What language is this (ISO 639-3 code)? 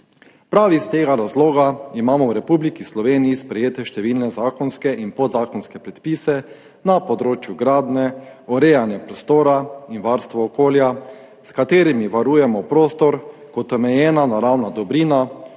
slv